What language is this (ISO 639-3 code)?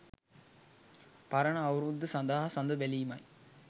sin